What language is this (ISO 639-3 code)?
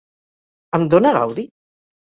cat